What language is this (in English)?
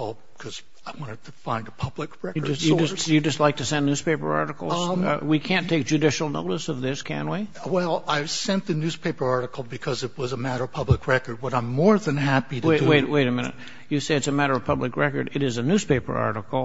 English